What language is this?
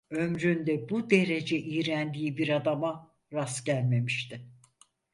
Turkish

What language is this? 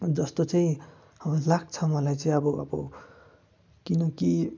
Nepali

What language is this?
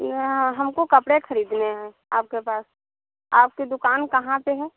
Hindi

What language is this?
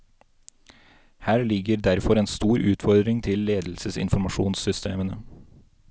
Norwegian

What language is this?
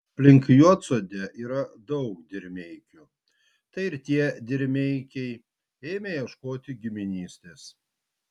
Lithuanian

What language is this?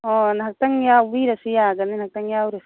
Manipuri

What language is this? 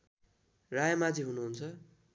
Nepali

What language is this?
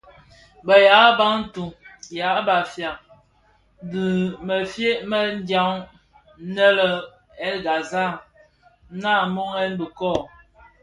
Bafia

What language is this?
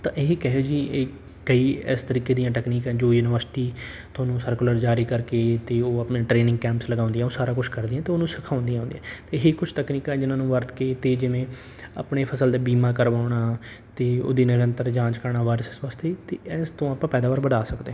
Punjabi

